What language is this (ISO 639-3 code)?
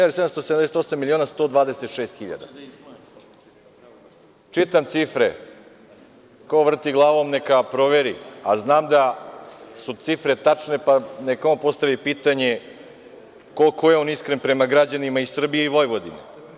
srp